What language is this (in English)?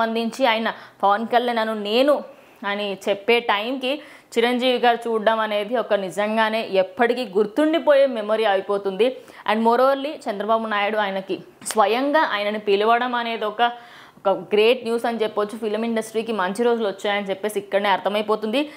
Telugu